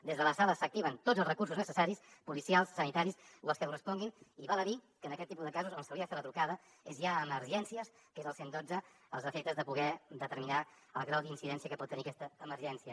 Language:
Catalan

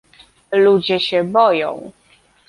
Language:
Polish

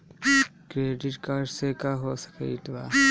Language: Bhojpuri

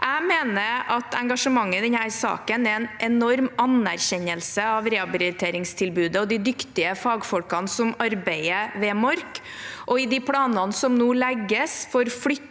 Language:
Norwegian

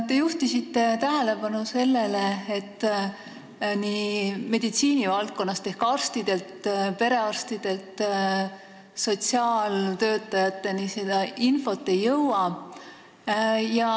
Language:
Estonian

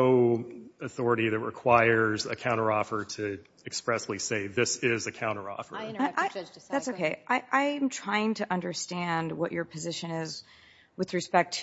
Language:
English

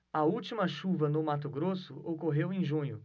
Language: Portuguese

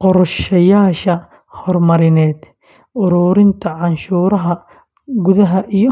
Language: Somali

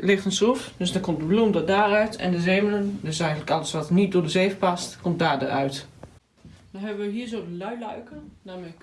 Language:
Dutch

